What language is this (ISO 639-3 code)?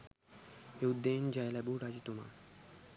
sin